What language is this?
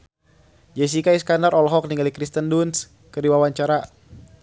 Sundanese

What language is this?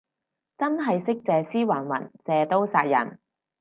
Cantonese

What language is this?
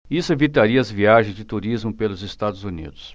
Portuguese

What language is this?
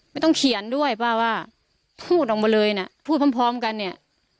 Thai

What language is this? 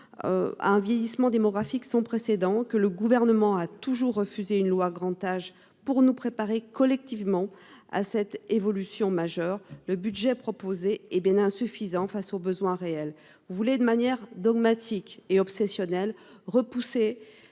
French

